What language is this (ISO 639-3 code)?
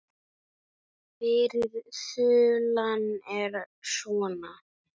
isl